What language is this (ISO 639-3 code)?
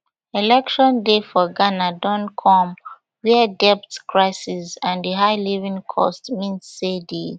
pcm